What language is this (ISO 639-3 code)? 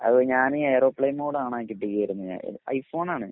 mal